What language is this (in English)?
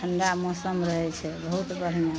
Maithili